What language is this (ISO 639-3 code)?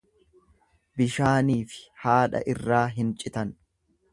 orm